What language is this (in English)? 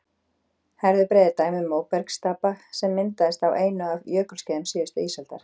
Icelandic